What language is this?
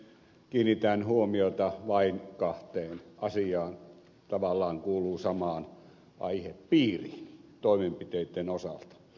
Finnish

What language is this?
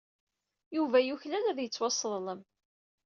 Kabyle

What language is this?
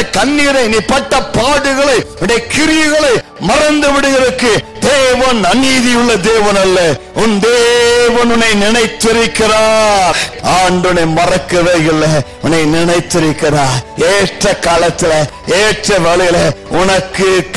Romanian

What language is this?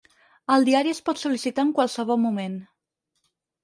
Catalan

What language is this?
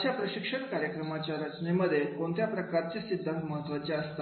Marathi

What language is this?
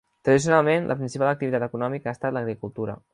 Catalan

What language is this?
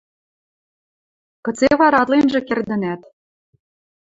Western Mari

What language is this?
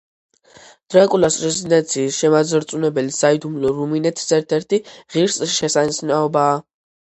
Georgian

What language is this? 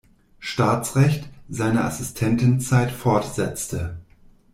German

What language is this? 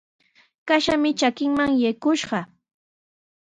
Sihuas Ancash Quechua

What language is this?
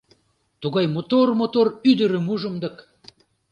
Mari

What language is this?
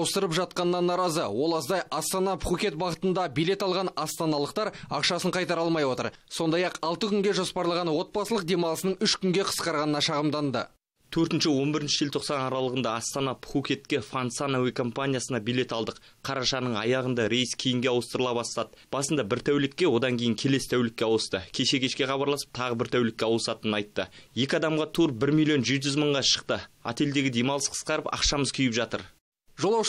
Russian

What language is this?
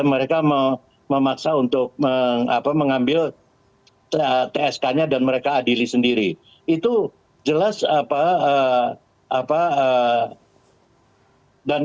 Indonesian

